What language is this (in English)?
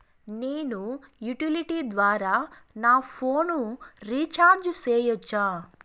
Telugu